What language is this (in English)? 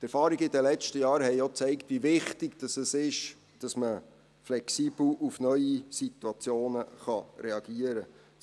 Swiss German